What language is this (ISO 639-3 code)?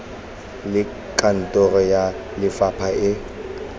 tsn